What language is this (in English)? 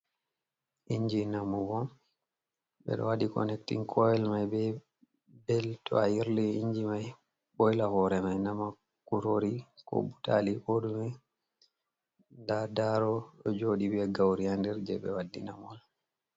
Fula